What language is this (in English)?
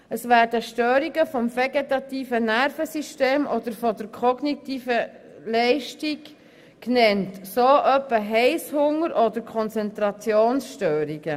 Swiss German